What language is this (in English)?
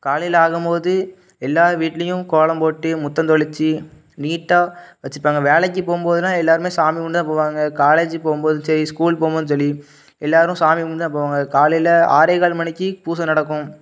Tamil